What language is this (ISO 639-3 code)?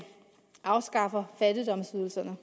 dan